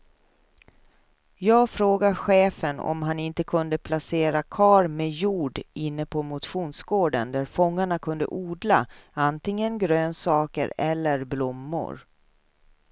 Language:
Swedish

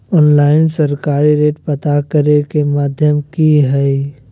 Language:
Magahi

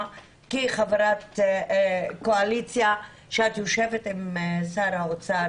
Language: Hebrew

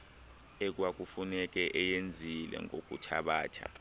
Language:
Xhosa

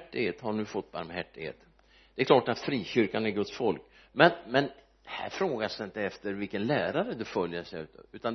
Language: Swedish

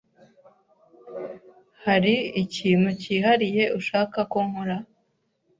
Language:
Kinyarwanda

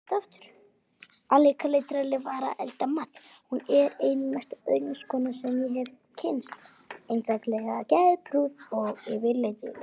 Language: Icelandic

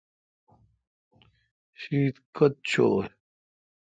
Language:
Kalkoti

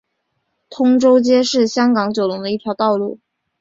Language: Chinese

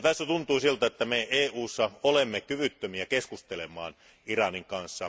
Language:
Finnish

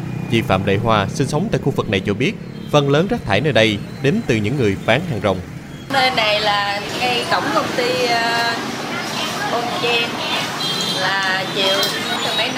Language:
Vietnamese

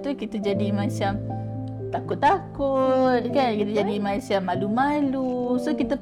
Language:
Malay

